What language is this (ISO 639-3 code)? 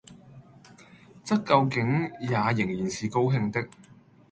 yue